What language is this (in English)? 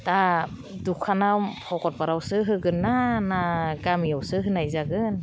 Bodo